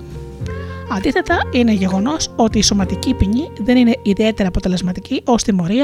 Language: Greek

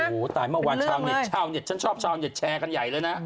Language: Thai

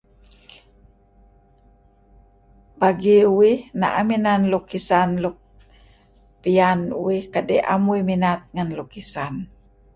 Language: Kelabit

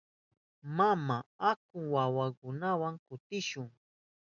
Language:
Southern Pastaza Quechua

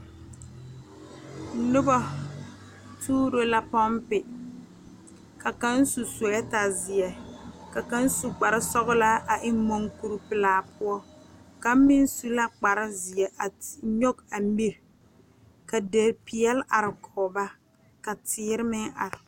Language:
Southern Dagaare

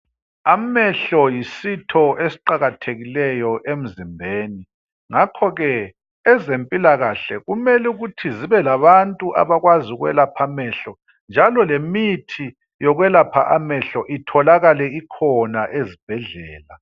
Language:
North Ndebele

